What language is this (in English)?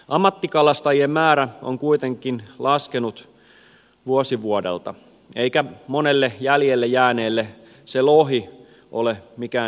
Finnish